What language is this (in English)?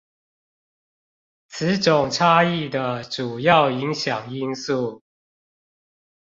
Chinese